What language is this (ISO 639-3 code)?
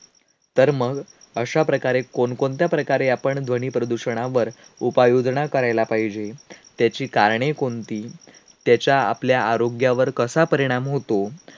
mar